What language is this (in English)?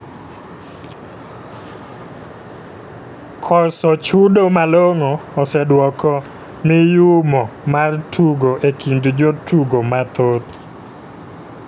Luo (Kenya and Tanzania)